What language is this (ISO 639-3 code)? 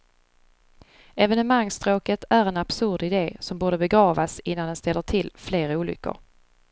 swe